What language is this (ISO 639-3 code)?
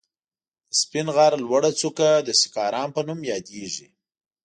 pus